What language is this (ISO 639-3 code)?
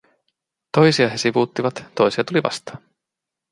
fin